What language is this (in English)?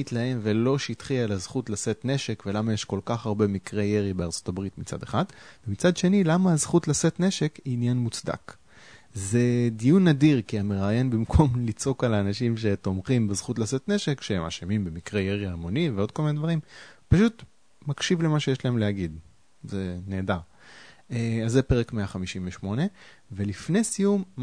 Hebrew